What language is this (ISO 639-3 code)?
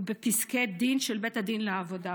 heb